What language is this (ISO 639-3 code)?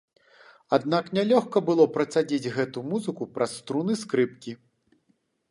bel